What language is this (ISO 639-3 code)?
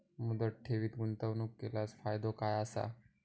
mar